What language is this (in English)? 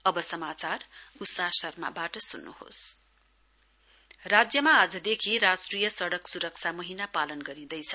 Nepali